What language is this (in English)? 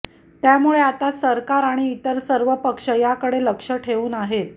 Marathi